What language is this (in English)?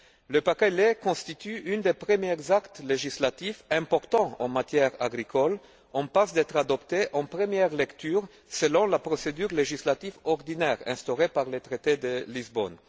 French